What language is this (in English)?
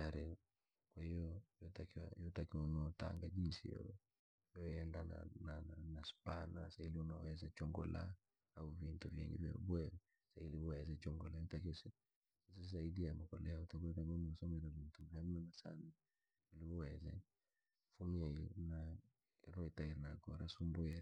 Langi